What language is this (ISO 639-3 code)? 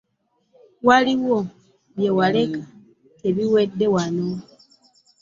lug